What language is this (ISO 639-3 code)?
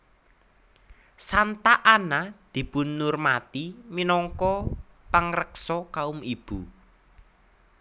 jav